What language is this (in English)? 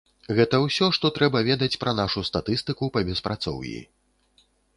Belarusian